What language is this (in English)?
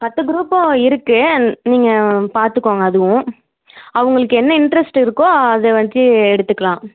Tamil